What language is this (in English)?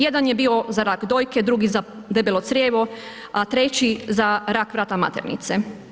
Croatian